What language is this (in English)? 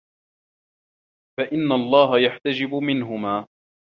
Arabic